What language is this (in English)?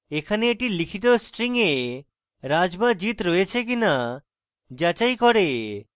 Bangla